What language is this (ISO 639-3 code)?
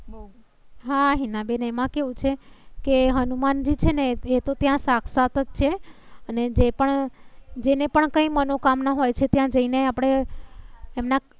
guj